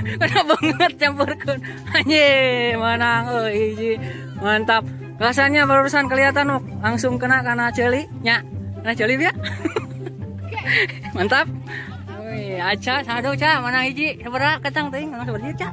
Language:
Indonesian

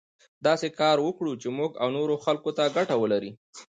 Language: Pashto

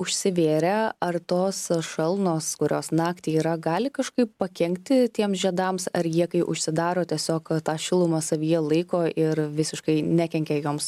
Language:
Lithuanian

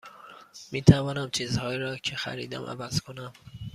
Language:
Persian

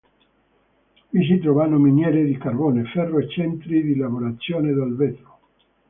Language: Italian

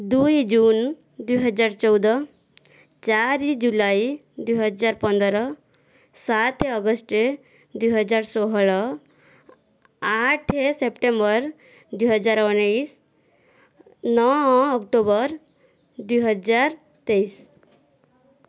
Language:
Odia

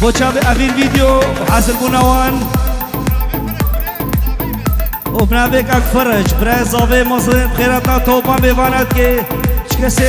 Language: Arabic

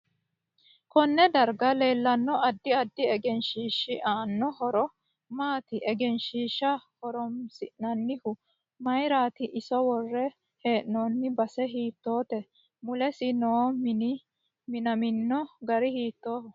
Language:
Sidamo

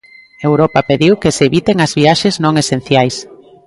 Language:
Galician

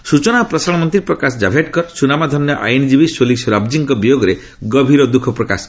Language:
Odia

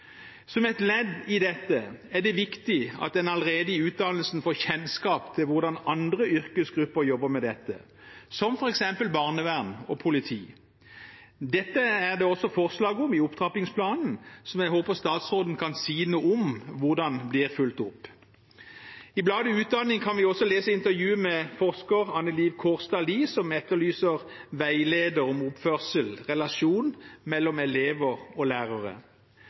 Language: Norwegian Bokmål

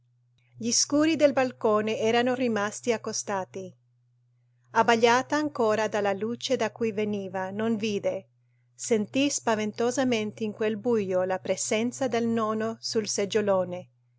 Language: Italian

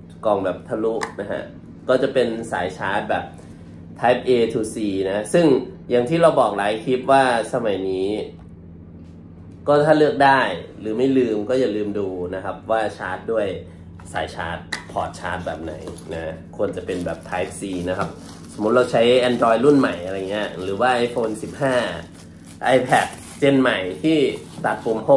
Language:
Thai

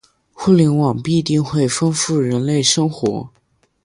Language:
Chinese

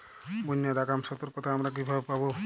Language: Bangla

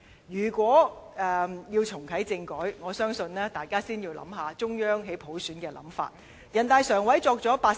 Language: Cantonese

